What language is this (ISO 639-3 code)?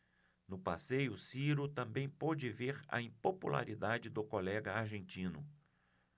por